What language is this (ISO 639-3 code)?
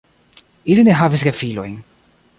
epo